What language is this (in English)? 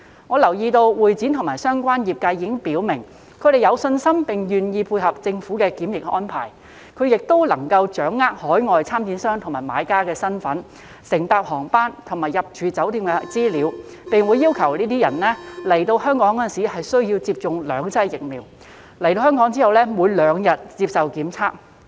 Cantonese